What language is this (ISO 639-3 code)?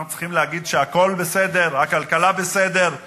heb